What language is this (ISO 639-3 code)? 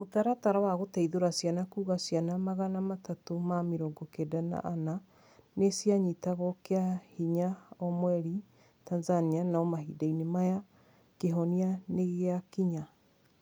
kik